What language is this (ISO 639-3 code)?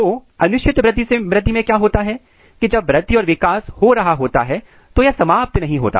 hin